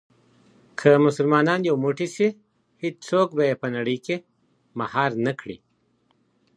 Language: Pashto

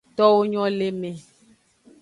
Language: Aja (Benin)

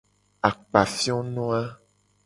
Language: Gen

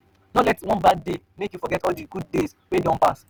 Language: Nigerian Pidgin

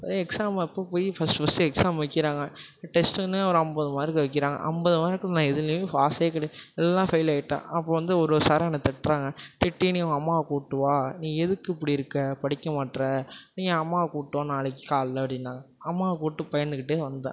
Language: Tamil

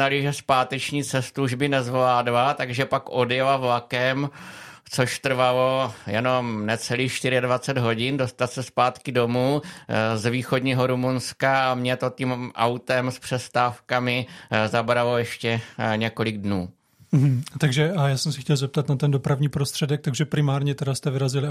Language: Czech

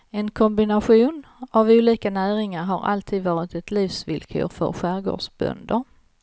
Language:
Swedish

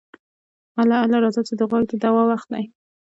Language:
Pashto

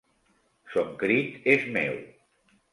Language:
Catalan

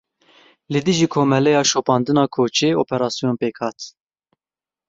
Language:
Kurdish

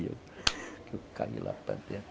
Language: Portuguese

